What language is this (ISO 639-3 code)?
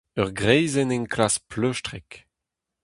bre